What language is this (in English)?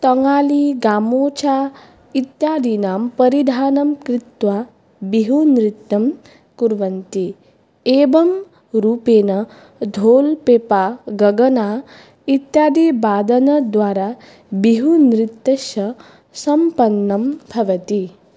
Sanskrit